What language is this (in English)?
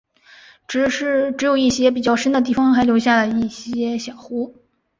Chinese